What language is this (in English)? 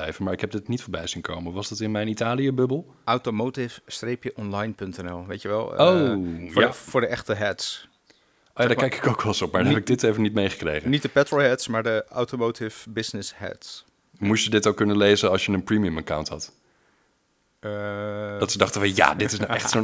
Dutch